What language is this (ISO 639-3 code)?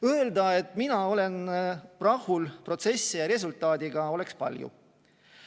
est